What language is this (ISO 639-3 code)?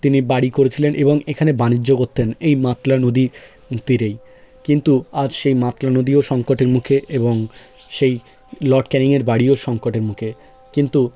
ben